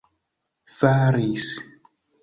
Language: Esperanto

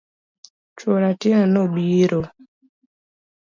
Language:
Luo (Kenya and Tanzania)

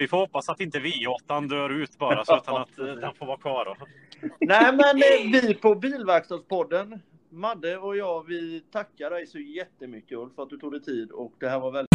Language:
Swedish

